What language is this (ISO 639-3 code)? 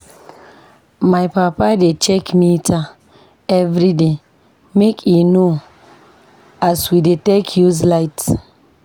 pcm